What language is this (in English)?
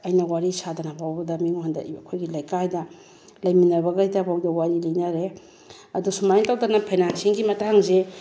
Manipuri